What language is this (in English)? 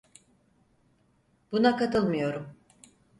Turkish